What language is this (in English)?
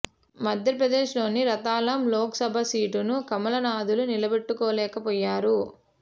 Telugu